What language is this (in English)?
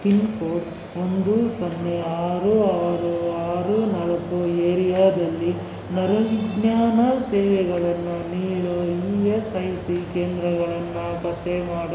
Kannada